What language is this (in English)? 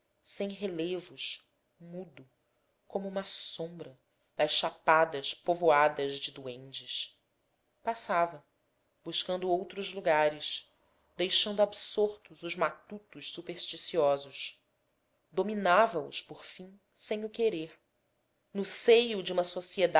Portuguese